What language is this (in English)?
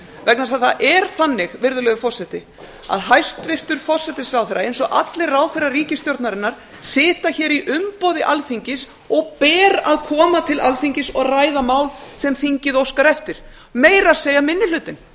Icelandic